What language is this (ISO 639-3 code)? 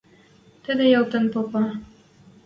mrj